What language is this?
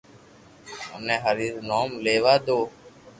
Loarki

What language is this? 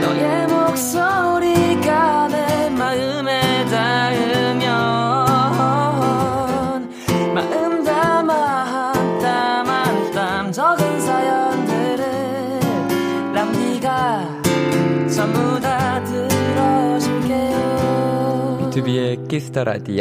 Korean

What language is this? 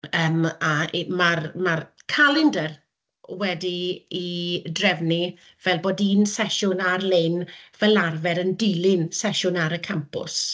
Welsh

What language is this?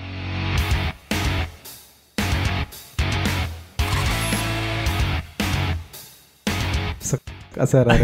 Indonesian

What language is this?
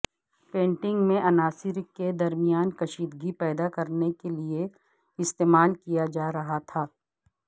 Urdu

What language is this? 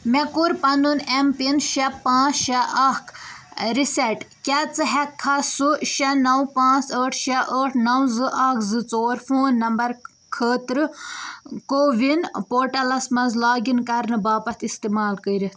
Kashmiri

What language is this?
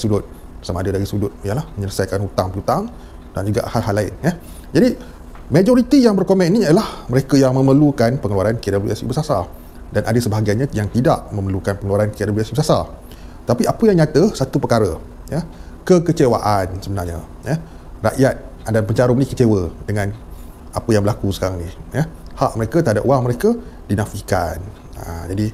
Malay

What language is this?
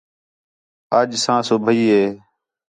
Khetrani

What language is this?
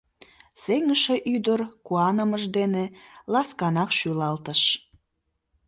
Mari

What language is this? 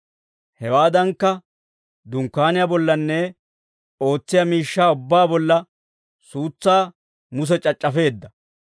Dawro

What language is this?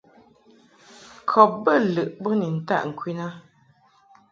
Mungaka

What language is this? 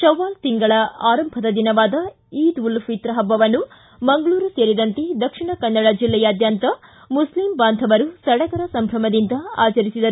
Kannada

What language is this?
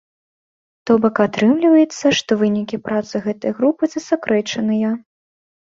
Belarusian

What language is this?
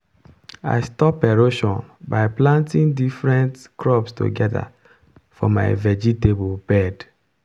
Nigerian Pidgin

